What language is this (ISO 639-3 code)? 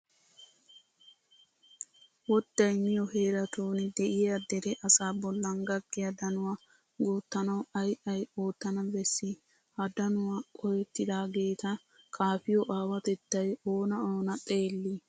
wal